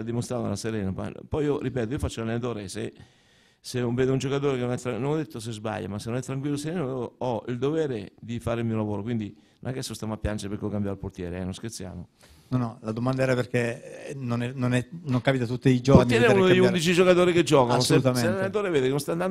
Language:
Italian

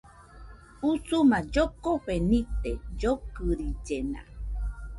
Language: Nüpode Huitoto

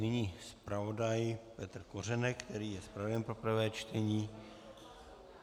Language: Czech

